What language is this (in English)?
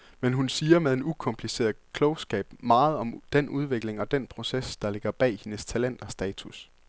Danish